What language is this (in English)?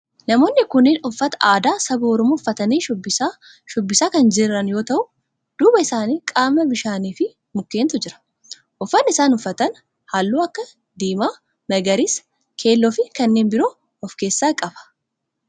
Oromo